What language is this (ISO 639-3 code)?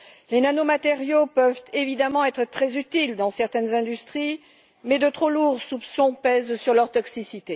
fra